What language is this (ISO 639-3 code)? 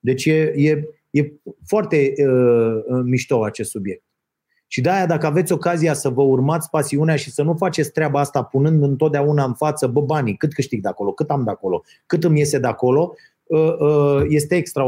ron